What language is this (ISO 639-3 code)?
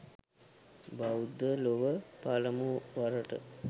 sin